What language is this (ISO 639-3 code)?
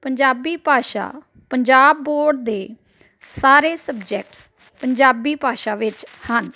pan